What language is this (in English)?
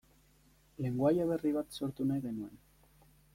Basque